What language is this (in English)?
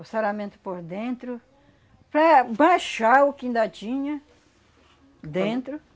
Portuguese